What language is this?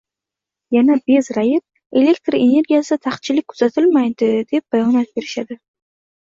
Uzbek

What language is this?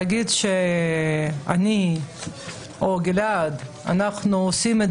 Hebrew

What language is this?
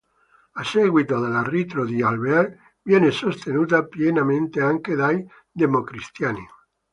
Italian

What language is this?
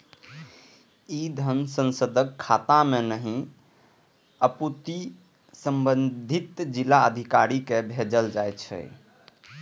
Maithili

